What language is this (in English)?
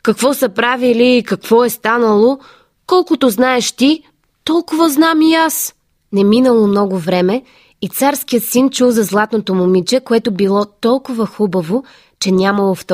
Bulgarian